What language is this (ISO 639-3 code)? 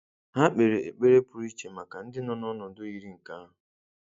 ibo